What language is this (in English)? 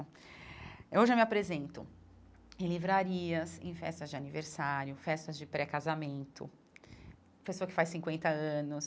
Portuguese